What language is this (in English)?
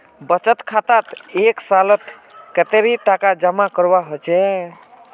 Magahi